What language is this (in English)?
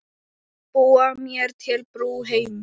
Icelandic